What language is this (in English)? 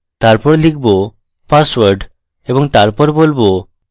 Bangla